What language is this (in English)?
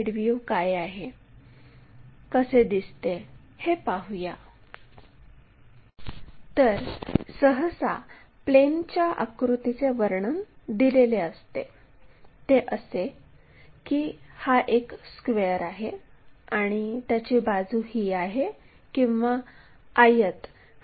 Marathi